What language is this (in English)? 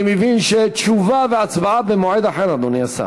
Hebrew